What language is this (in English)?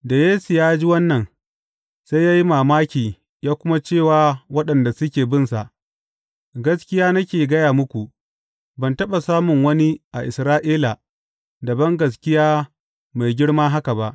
Hausa